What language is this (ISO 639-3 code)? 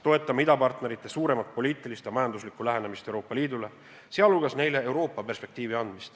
est